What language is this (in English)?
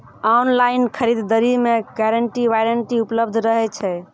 Maithili